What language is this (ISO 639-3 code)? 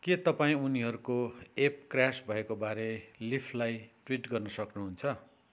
nep